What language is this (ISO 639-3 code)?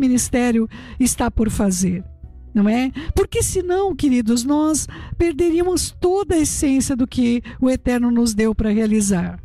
por